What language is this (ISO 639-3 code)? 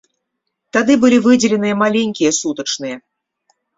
bel